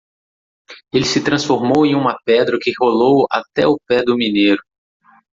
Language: Portuguese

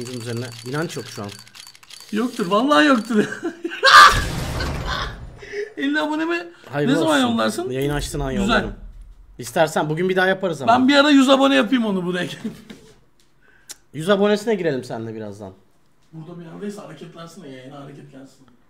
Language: Turkish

